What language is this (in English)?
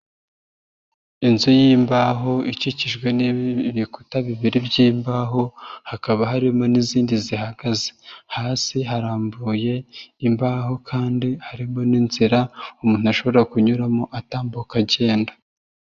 Kinyarwanda